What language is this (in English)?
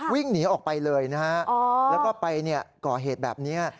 Thai